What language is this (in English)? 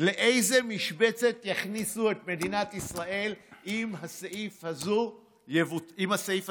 Hebrew